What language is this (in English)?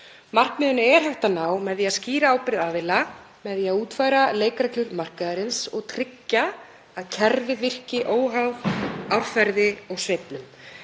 Icelandic